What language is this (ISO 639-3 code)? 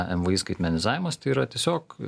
lit